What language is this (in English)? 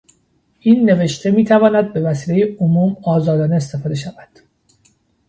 Persian